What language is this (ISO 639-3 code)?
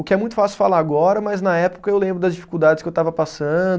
por